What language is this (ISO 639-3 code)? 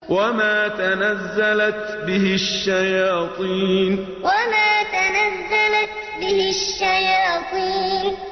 ara